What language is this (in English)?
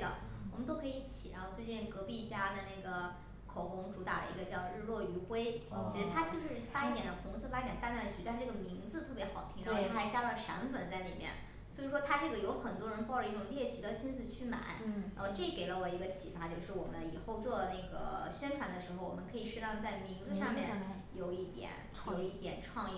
Chinese